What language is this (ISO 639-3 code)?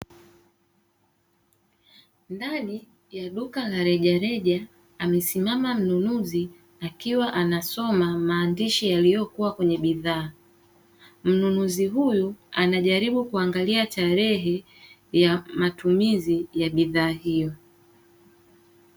swa